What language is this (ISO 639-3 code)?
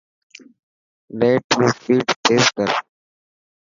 mki